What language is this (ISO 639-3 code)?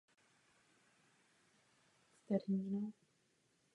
ces